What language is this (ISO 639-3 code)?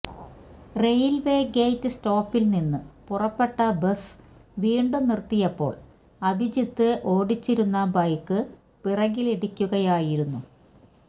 mal